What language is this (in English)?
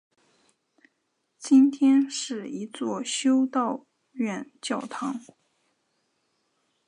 Chinese